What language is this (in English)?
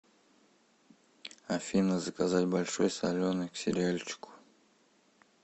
Russian